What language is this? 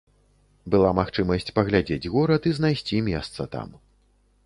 Belarusian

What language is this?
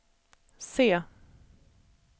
Swedish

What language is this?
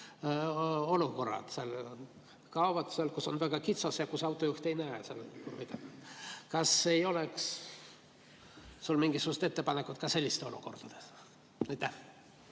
Estonian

